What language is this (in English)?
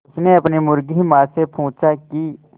Hindi